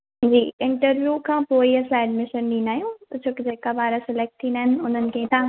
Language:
Sindhi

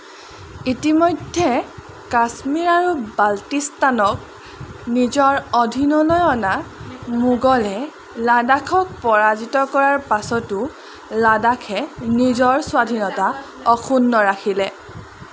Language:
Assamese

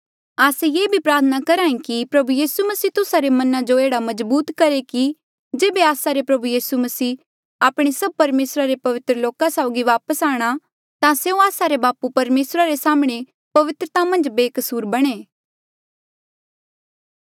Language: Mandeali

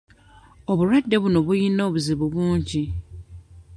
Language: Ganda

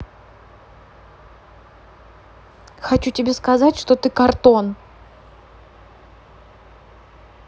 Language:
Russian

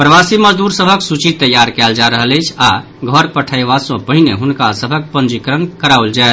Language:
Maithili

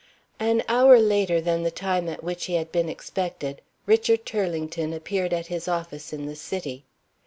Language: English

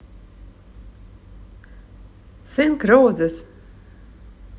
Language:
Russian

